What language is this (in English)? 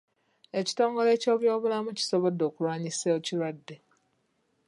Ganda